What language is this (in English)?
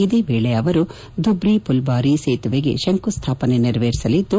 Kannada